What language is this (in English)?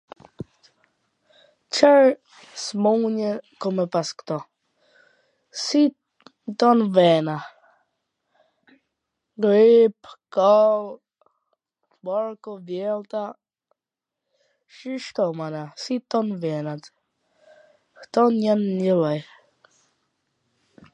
Gheg Albanian